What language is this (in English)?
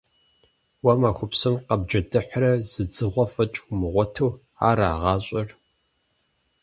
Kabardian